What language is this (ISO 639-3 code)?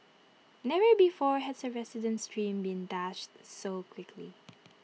eng